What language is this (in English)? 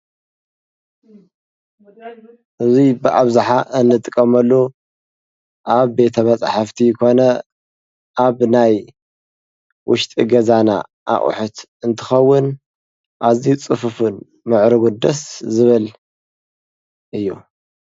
Tigrinya